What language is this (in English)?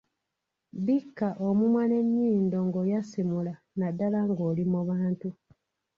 Ganda